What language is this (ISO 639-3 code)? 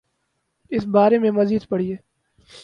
urd